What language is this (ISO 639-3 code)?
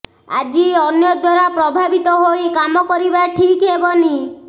ori